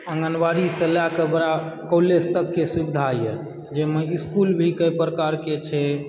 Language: Maithili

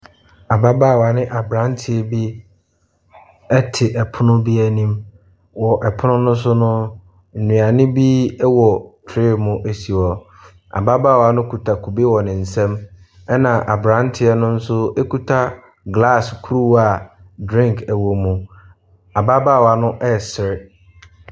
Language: Akan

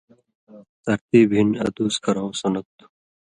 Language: Indus Kohistani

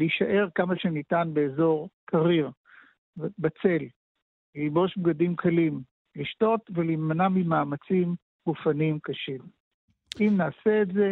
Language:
Hebrew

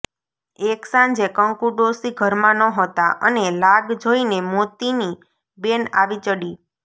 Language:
Gujarati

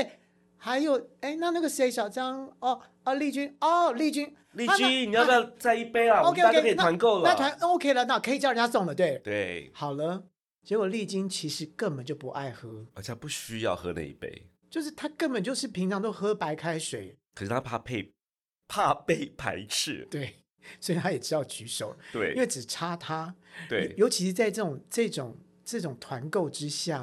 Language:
Chinese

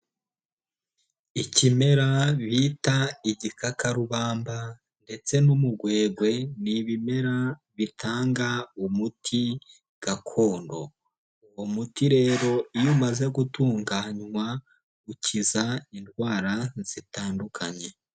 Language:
Kinyarwanda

